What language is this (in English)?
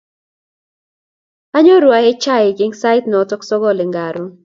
Kalenjin